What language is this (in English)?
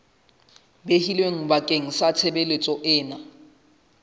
Southern Sotho